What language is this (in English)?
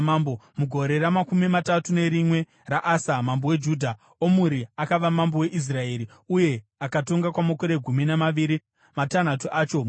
Shona